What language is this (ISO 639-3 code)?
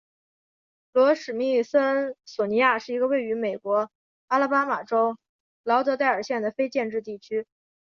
zho